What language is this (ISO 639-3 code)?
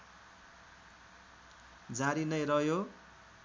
nep